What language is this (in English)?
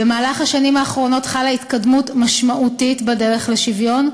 Hebrew